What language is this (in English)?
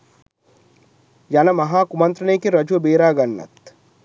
Sinhala